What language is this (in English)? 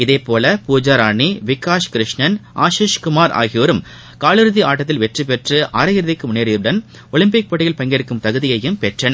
Tamil